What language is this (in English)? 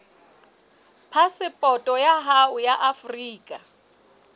Southern Sotho